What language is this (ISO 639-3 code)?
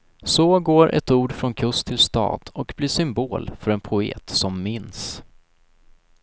swe